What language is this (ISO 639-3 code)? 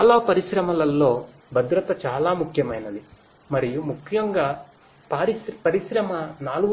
tel